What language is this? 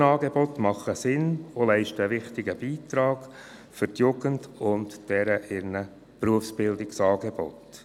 Swiss German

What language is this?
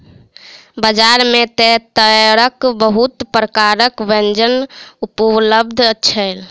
Maithili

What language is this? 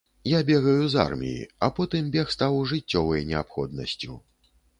Belarusian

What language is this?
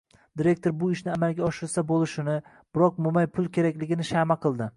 Uzbek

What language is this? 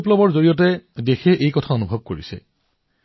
Assamese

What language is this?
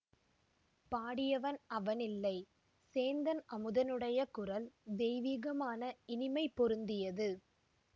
Tamil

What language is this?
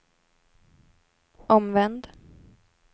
Swedish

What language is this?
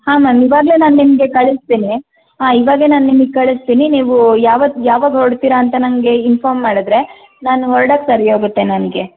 Kannada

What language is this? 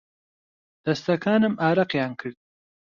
Central Kurdish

